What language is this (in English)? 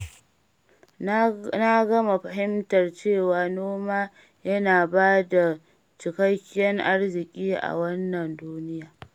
Hausa